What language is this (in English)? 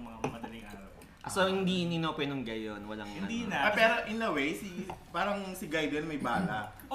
Filipino